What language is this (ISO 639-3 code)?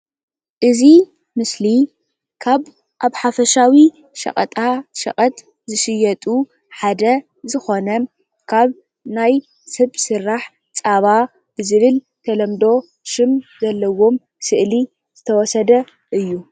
tir